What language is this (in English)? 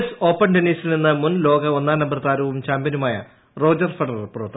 Malayalam